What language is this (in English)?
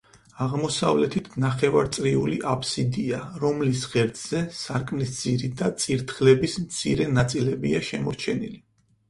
Georgian